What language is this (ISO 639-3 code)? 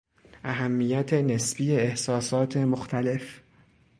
fas